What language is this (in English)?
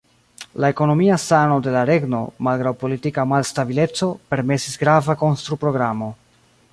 Esperanto